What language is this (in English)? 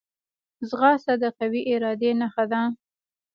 Pashto